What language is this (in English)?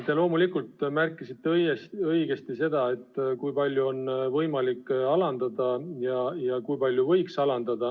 Estonian